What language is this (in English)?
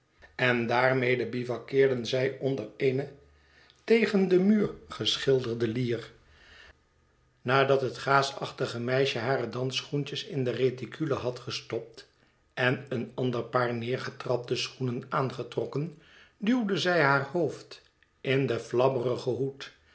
Dutch